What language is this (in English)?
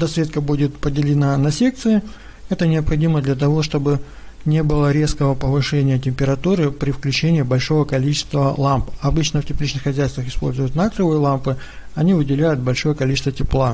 Russian